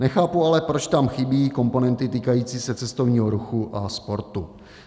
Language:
Czech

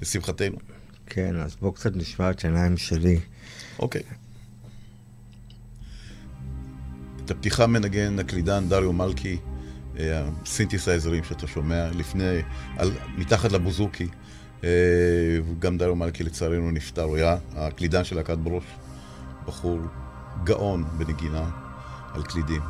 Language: Hebrew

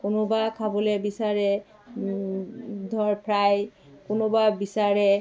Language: Assamese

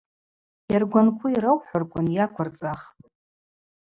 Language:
Abaza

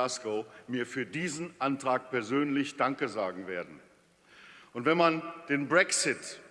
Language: German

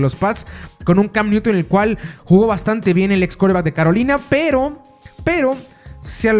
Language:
Spanish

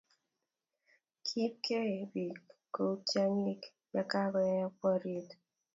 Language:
Kalenjin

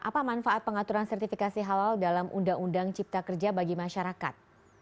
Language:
Indonesian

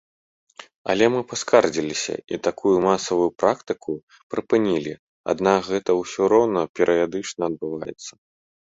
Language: Belarusian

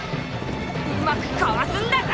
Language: Japanese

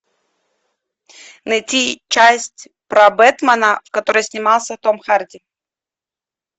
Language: Russian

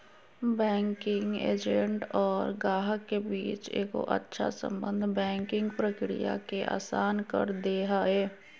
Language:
Magahi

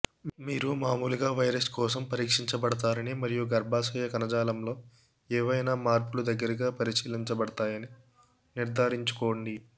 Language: Telugu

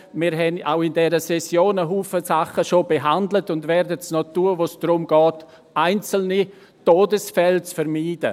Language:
Swiss German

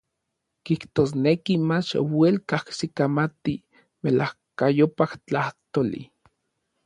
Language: Orizaba Nahuatl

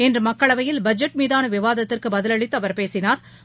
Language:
Tamil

